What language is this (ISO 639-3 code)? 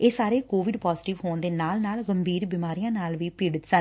pan